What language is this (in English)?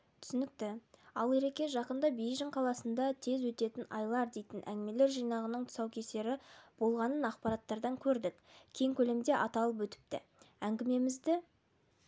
Kazakh